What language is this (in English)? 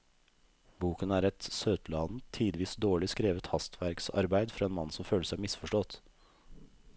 Norwegian